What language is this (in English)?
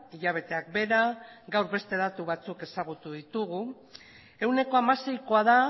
Basque